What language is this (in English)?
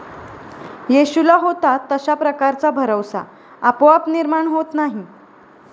Marathi